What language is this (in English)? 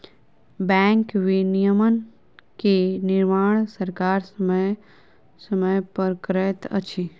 Maithili